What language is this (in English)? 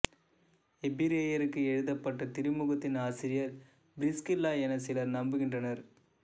Tamil